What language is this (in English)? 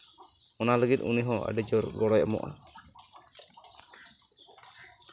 Santali